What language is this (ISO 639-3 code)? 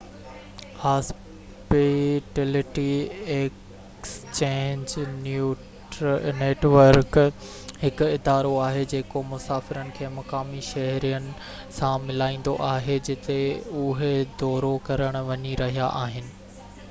snd